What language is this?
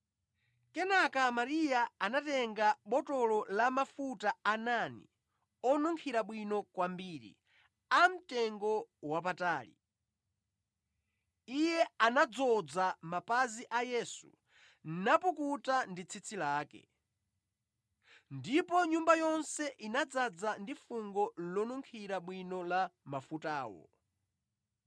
Nyanja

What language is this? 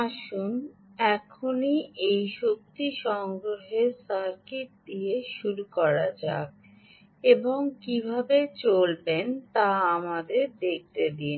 Bangla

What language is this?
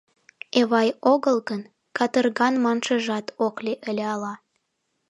Mari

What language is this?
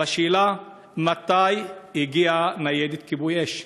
Hebrew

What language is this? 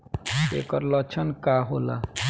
Bhojpuri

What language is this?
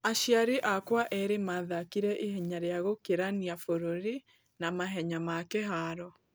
Kikuyu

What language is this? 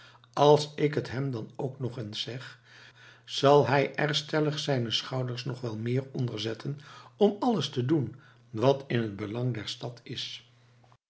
Dutch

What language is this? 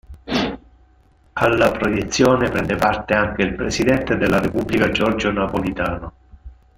Italian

